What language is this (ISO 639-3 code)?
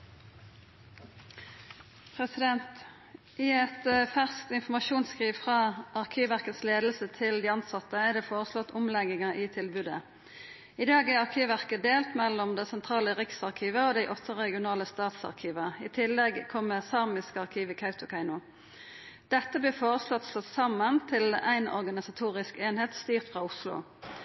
nob